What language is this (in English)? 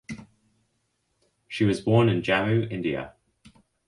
English